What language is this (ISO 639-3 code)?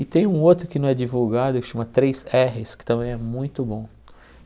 por